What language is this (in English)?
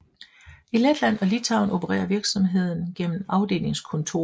Danish